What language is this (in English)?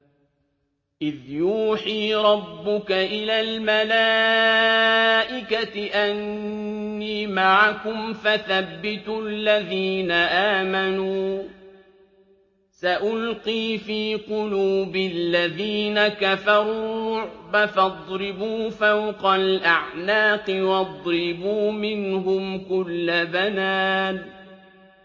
Arabic